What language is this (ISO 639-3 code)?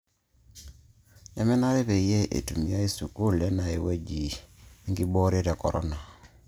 mas